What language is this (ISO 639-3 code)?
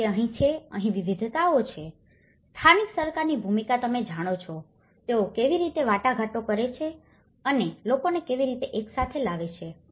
guj